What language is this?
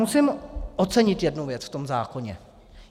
Czech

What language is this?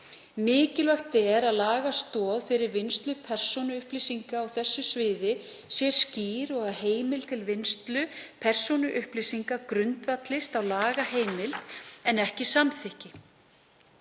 Icelandic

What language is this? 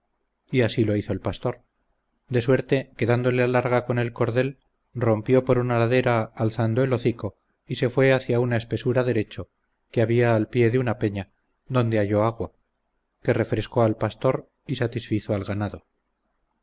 Spanish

